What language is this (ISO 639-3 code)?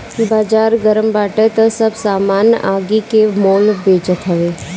bho